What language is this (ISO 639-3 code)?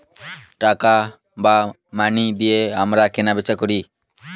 ben